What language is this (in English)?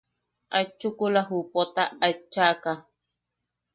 Yaqui